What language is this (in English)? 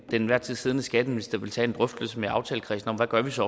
Danish